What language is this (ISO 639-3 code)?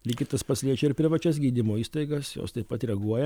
lit